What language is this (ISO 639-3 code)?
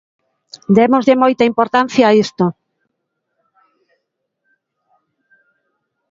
glg